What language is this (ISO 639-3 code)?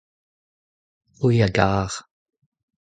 bre